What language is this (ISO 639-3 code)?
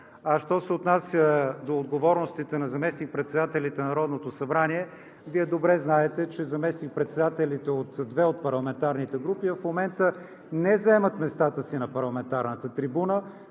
bul